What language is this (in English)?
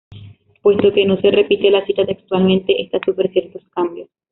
Spanish